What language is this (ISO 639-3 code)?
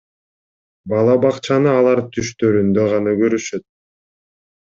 kir